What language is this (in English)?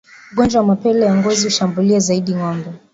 Swahili